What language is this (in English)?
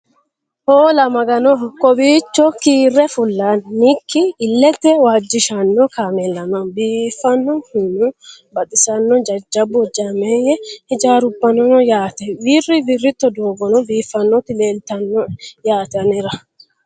Sidamo